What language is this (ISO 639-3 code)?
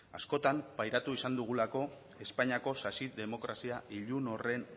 eus